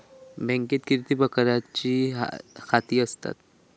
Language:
Marathi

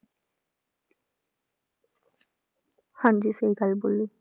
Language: Punjabi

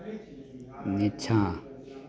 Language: Maithili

